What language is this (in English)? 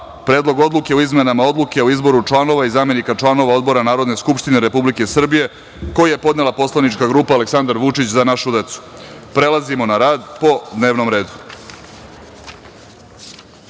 Serbian